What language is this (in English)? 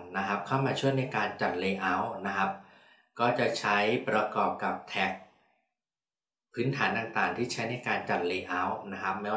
Thai